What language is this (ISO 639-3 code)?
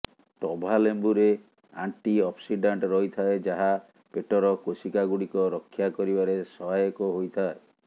ori